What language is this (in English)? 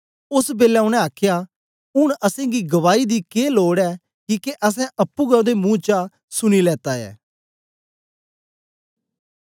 Dogri